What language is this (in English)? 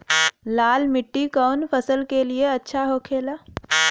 Bhojpuri